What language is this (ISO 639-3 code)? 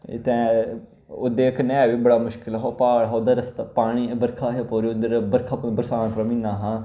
doi